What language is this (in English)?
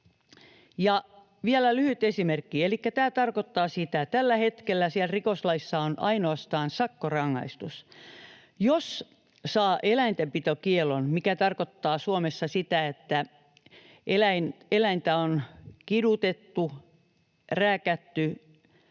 Finnish